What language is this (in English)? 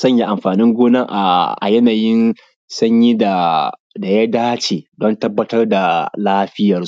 Hausa